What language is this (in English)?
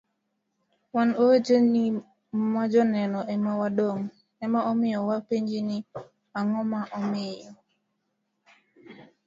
Luo (Kenya and Tanzania)